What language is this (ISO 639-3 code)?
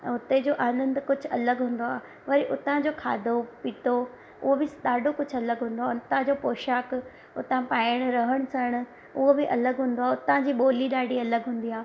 snd